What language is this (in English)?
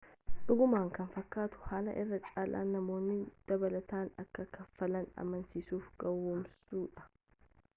Oromo